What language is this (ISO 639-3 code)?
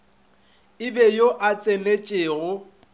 nso